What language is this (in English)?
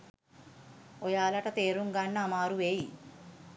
Sinhala